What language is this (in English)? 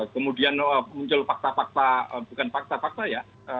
Indonesian